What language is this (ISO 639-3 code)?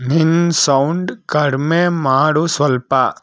kan